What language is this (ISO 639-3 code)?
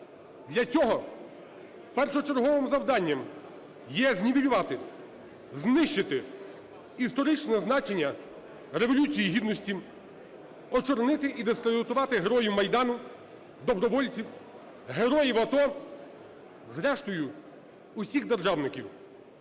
ukr